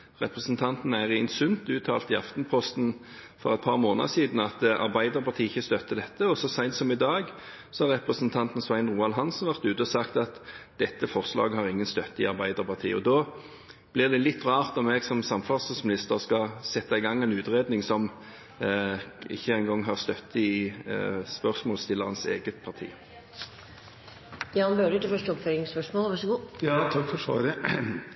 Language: Norwegian Bokmål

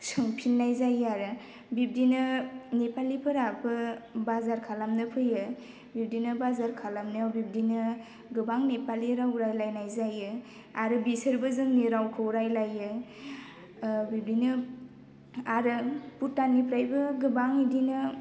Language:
Bodo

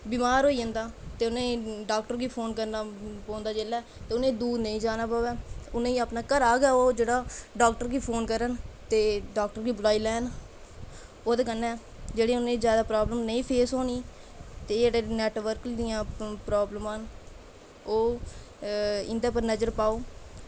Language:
Dogri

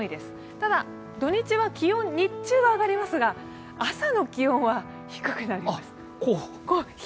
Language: Japanese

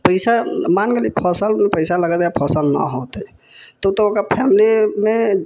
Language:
Maithili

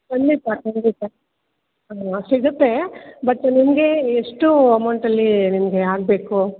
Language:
Kannada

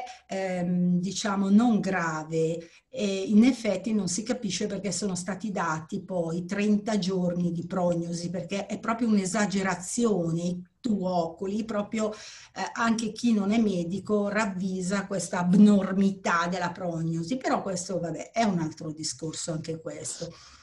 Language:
Italian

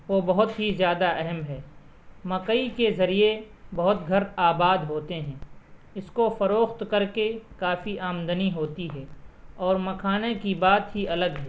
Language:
Urdu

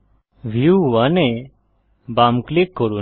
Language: Bangla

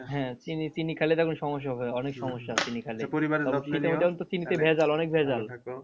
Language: Bangla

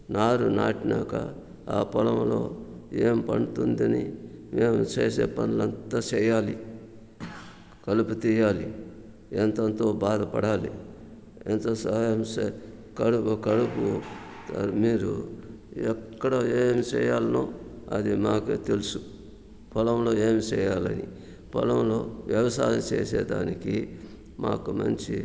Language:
Telugu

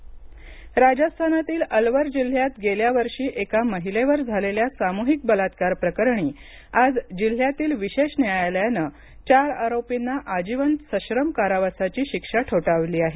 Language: Marathi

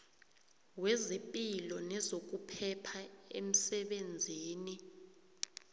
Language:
South Ndebele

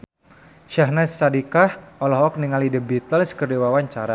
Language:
Sundanese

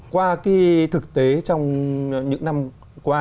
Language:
Vietnamese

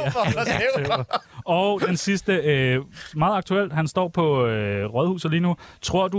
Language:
Danish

